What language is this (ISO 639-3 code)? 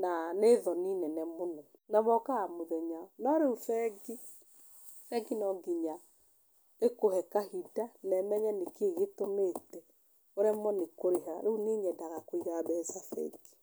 kik